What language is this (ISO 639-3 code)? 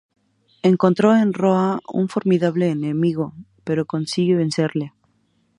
spa